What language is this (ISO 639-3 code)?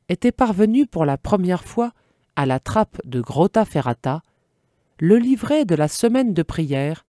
fra